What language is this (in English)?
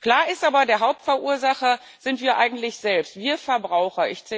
German